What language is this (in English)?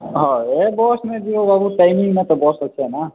Odia